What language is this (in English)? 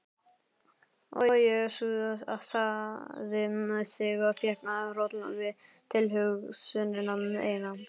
Icelandic